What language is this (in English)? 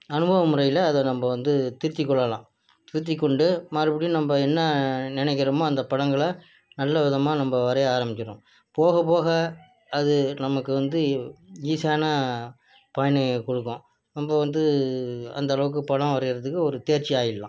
Tamil